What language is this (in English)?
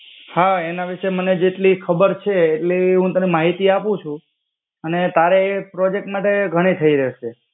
Gujarati